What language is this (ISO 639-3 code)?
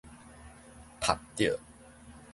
nan